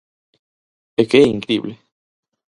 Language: Galician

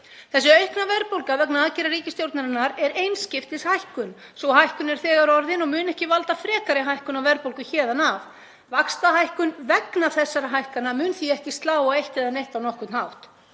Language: Icelandic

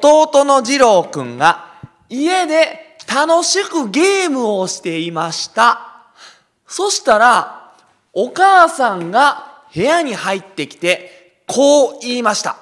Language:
Japanese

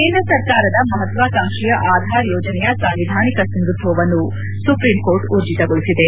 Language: Kannada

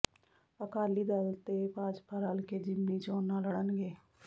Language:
Punjabi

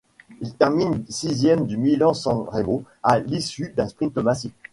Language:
French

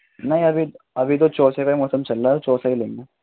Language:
Urdu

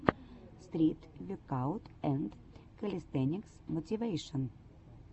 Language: Russian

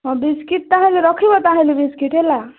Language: Odia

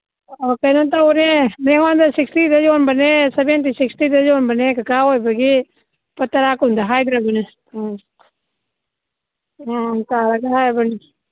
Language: Manipuri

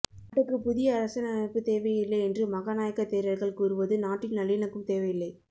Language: Tamil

